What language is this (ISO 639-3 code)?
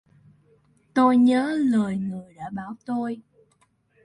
vie